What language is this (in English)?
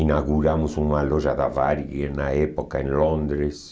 Portuguese